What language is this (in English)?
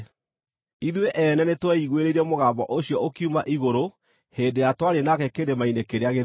Kikuyu